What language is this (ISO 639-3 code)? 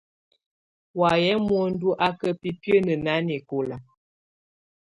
tvu